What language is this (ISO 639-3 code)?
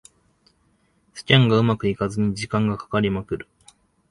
jpn